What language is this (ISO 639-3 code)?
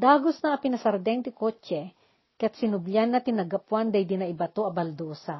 fil